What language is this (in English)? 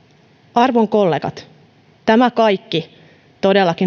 Finnish